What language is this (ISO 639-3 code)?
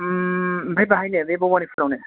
brx